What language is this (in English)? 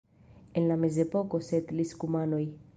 Esperanto